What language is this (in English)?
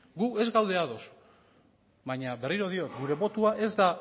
Basque